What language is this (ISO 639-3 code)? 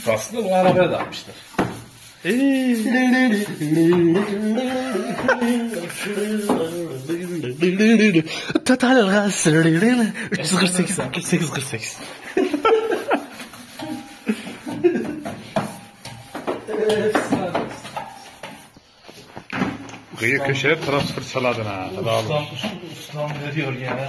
tur